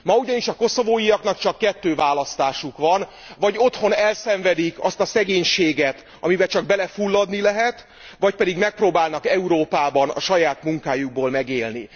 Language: Hungarian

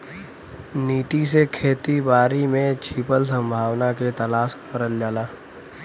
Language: Bhojpuri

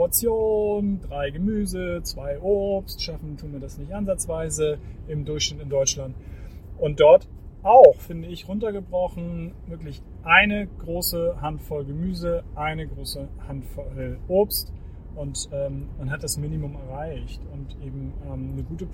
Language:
German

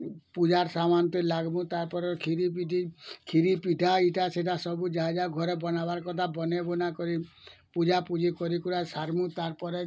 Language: Odia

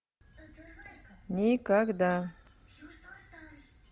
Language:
Russian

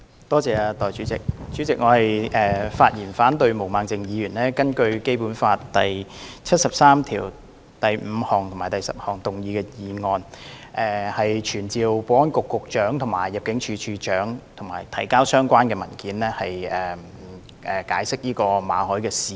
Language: Cantonese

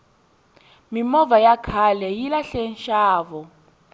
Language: Tsonga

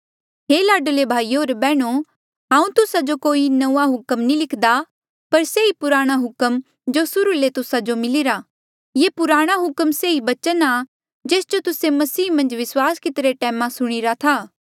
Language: Mandeali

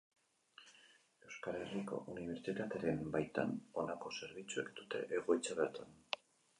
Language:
Basque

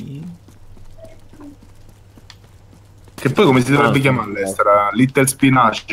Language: Italian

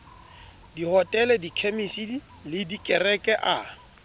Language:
Southern Sotho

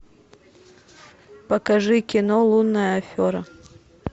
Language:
Russian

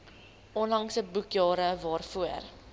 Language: Afrikaans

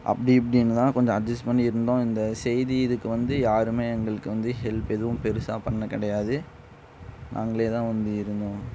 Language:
Tamil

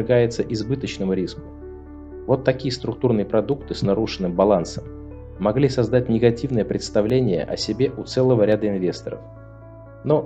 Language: Russian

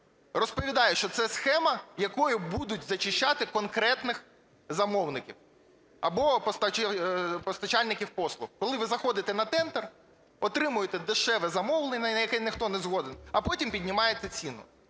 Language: Ukrainian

